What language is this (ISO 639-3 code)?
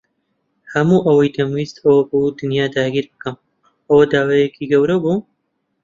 ckb